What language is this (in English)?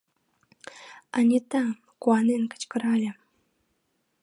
Mari